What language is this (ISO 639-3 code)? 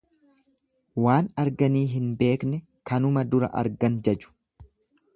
orm